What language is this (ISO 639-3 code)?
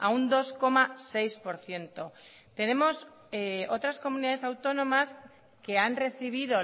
spa